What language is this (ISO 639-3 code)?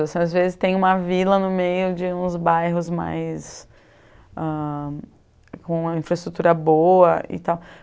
por